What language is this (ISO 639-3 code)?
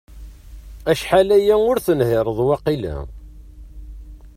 kab